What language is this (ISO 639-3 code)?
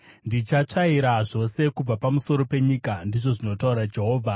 sna